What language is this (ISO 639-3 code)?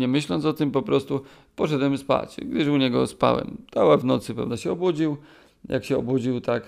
pol